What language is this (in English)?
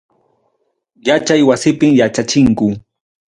Ayacucho Quechua